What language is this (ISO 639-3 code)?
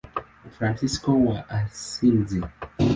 swa